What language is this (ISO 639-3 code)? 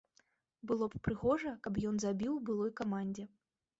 bel